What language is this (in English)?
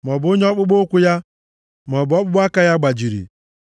Igbo